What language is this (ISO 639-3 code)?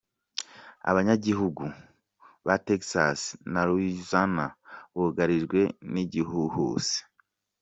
kin